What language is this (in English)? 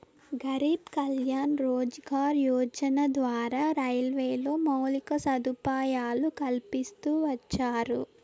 Telugu